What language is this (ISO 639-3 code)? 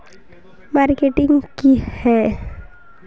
mag